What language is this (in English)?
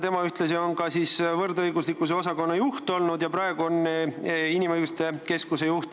Estonian